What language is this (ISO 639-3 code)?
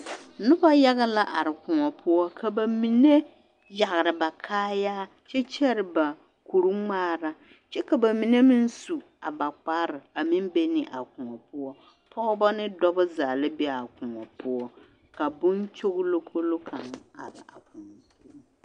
dga